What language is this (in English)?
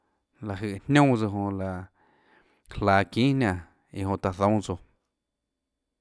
Tlacoatzintepec Chinantec